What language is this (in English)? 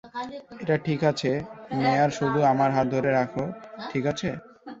Bangla